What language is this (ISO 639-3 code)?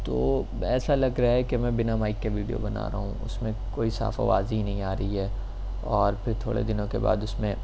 urd